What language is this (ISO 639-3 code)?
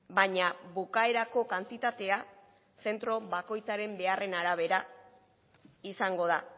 eus